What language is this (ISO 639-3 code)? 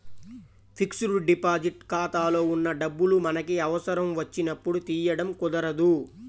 tel